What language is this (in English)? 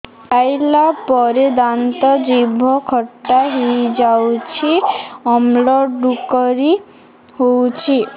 Odia